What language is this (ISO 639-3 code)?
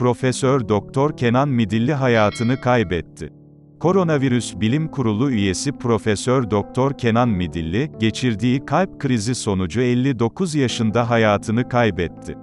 tur